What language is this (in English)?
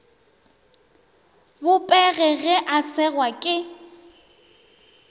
Northern Sotho